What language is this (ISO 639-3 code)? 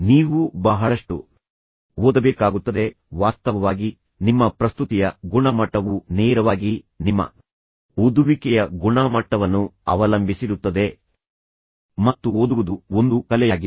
kan